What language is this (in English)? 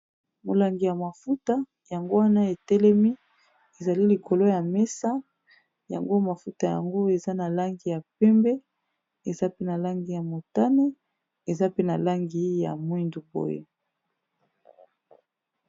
Lingala